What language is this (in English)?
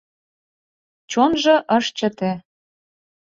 Mari